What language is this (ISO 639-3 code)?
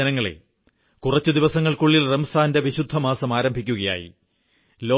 mal